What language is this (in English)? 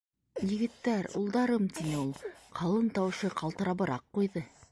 Bashkir